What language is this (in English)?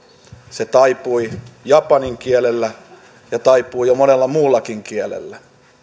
Finnish